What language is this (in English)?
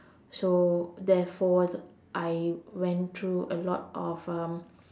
English